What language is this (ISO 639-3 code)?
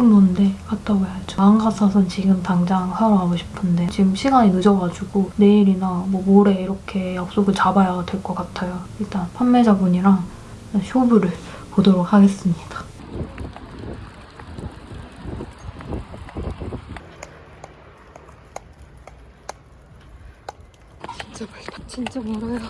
kor